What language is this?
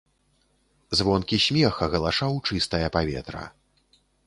Belarusian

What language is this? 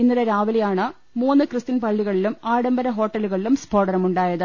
Malayalam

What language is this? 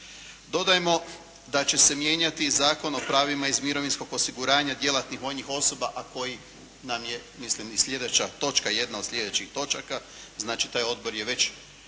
Croatian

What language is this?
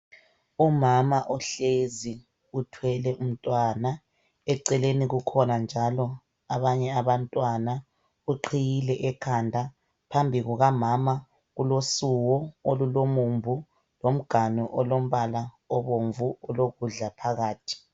North Ndebele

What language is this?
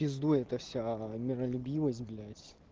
Russian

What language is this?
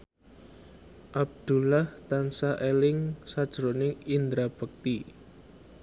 Javanese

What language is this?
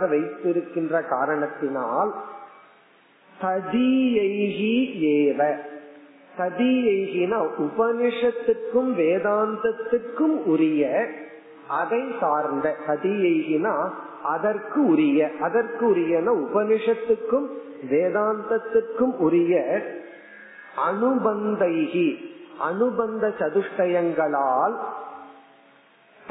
Tamil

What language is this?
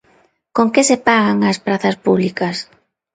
Galician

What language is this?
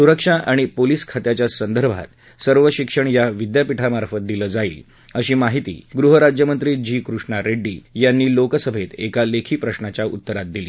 Marathi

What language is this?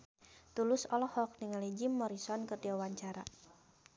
Sundanese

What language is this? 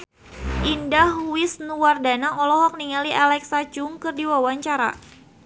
Sundanese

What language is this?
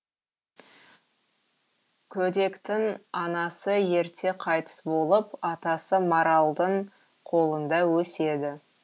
Kazakh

